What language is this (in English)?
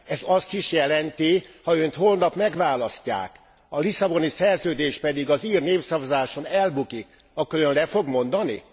Hungarian